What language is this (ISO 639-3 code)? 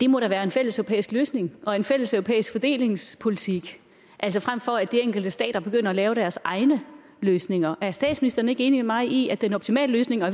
dan